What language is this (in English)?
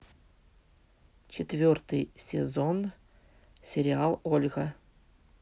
Russian